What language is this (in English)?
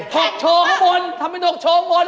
Thai